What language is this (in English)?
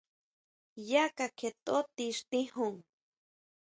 Huautla Mazatec